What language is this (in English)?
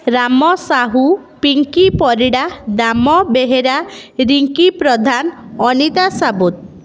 Odia